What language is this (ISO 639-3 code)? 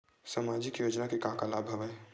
hne